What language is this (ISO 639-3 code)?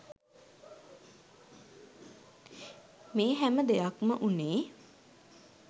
sin